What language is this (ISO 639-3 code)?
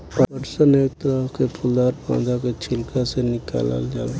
bho